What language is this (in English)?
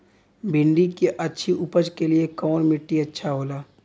Bhojpuri